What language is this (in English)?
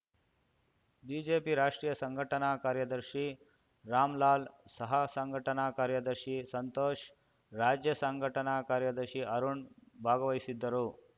Kannada